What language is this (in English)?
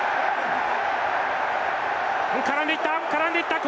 Japanese